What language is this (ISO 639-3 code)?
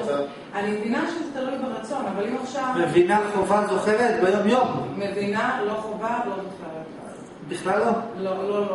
heb